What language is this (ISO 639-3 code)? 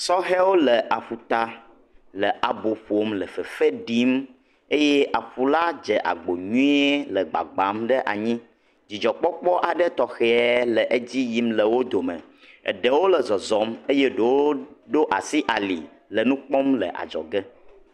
ewe